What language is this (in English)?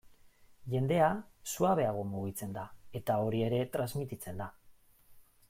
Basque